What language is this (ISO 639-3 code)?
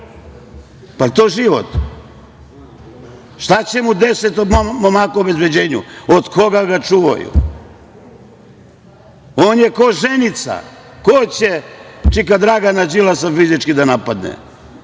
srp